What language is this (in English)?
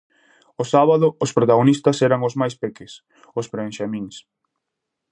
Galician